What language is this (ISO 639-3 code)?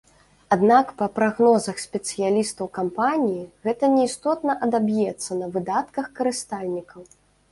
bel